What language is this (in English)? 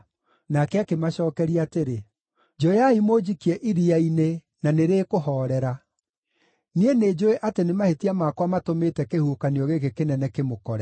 Kikuyu